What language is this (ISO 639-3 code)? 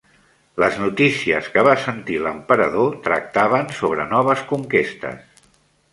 cat